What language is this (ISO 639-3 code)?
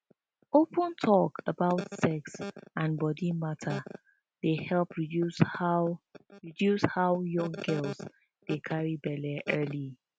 pcm